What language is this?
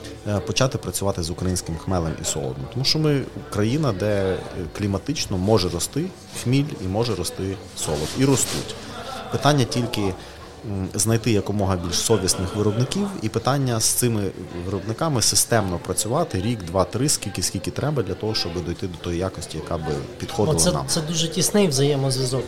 Ukrainian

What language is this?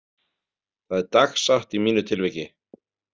Icelandic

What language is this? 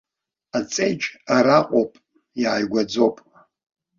Abkhazian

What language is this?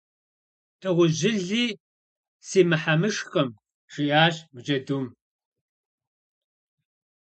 Kabardian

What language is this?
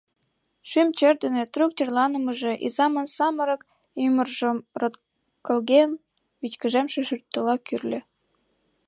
Mari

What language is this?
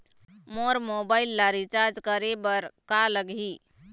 Chhattisgarhi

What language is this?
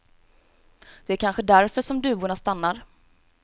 Swedish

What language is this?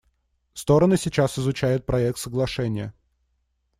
Russian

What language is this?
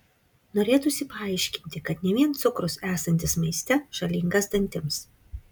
Lithuanian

